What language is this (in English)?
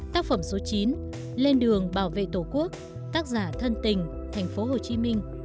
Vietnamese